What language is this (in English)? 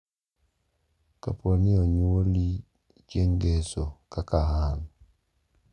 Luo (Kenya and Tanzania)